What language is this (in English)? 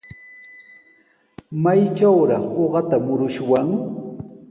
Sihuas Ancash Quechua